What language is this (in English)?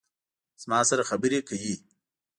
Pashto